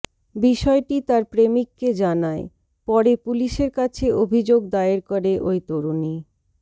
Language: Bangla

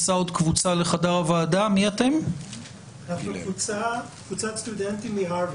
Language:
Hebrew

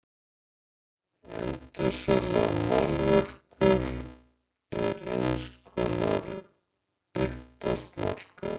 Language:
Icelandic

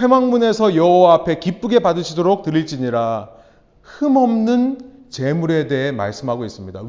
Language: Korean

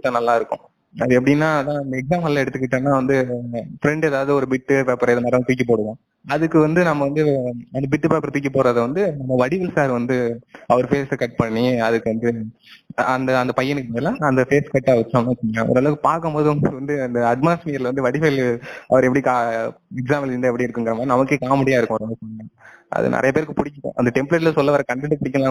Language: Tamil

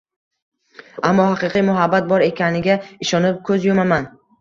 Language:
Uzbek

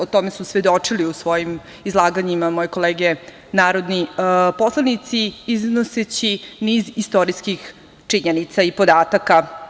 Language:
Serbian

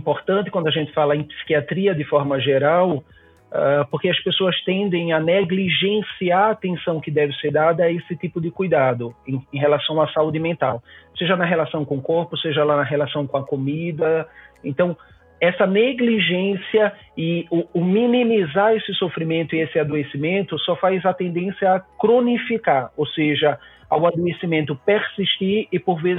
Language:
Portuguese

